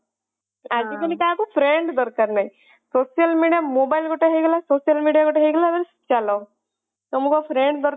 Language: Odia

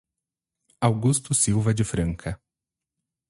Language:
Portuguese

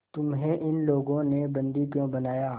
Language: Hindi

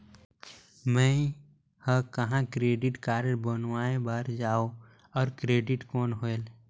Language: Chhattisgarhi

